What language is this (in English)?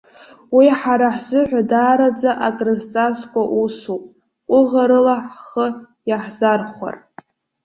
Abkhazian